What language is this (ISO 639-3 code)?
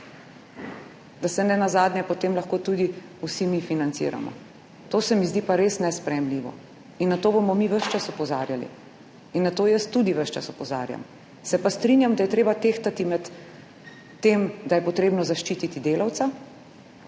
slv